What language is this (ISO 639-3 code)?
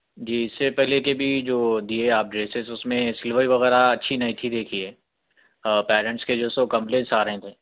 urd